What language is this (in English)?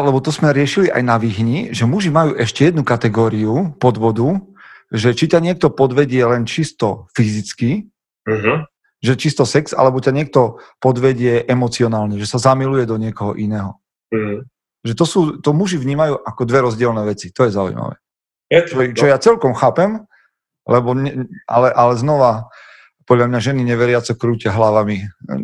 Slovak